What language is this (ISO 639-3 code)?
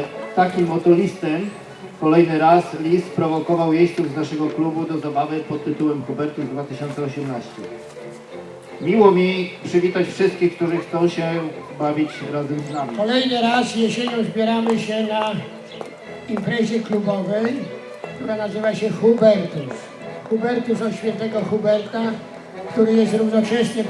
pol